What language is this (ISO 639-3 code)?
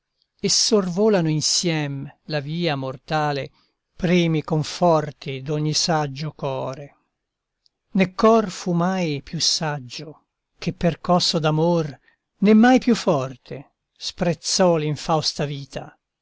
ita